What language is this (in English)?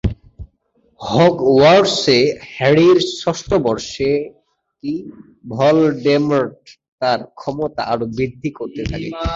Bangla